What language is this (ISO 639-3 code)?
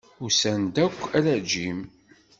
kab